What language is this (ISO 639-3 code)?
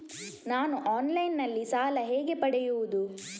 kan